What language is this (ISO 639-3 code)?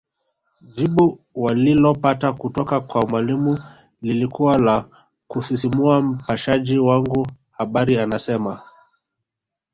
swa